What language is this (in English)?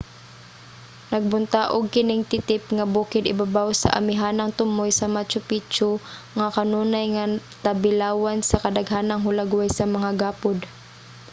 Cebuano